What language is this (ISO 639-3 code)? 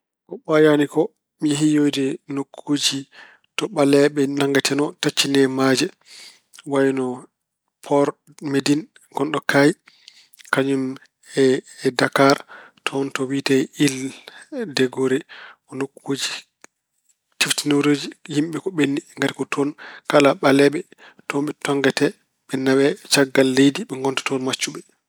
ful